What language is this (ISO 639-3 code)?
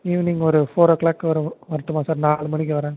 tam